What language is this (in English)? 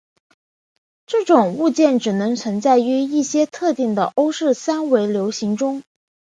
Chinese